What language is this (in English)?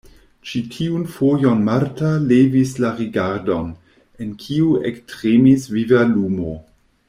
Esperanto